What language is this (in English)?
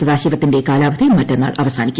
Malayalam